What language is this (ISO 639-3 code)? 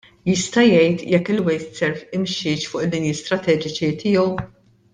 mlt